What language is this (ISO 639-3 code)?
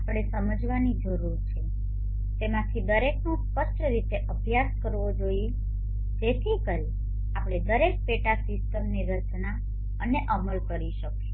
guj